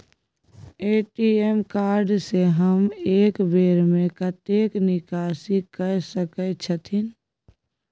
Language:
Maithili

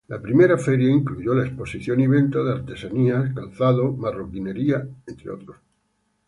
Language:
Spanish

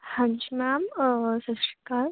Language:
Punjabi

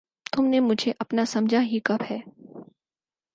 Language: Urdu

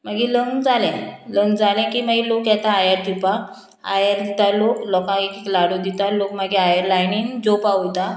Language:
Konkani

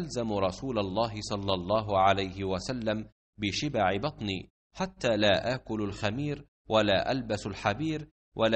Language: Arabic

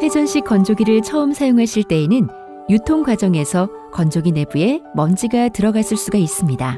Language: Korean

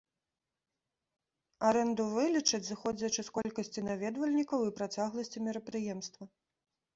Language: Belarusian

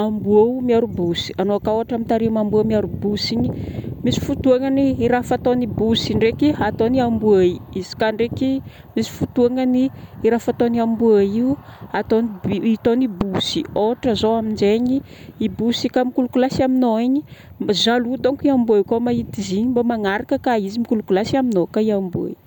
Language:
Northern Betsimisaraka Malagasy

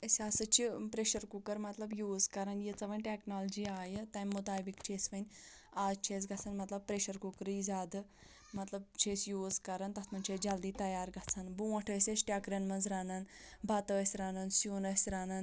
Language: Kashmiri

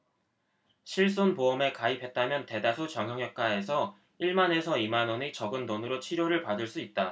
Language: Korean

